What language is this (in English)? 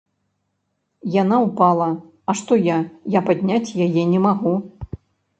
Belarusian